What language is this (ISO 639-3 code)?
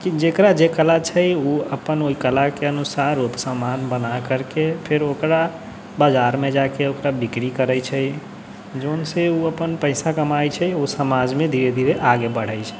mai